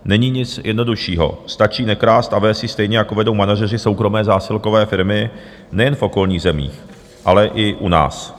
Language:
Czech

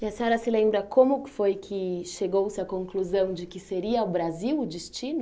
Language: Portuguese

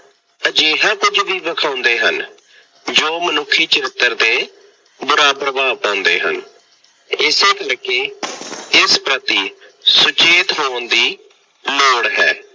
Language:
Punjabi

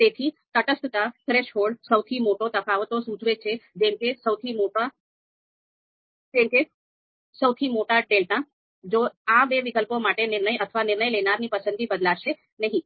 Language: Gujarati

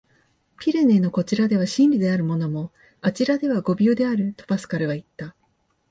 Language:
Japanese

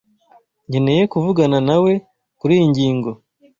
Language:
Kinyarwanda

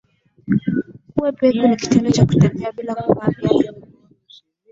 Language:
Swahili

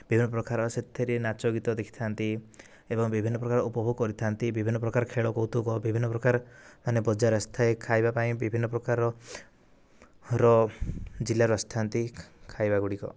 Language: Odia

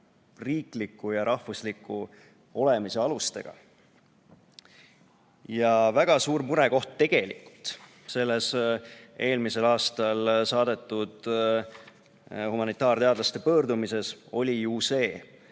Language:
Estonian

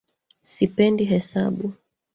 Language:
Swahili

